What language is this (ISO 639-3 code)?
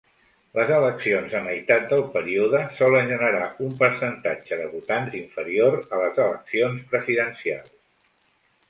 cat